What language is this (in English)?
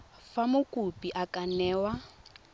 Tswana